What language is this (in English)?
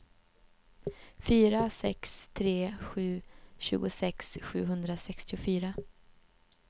Swedish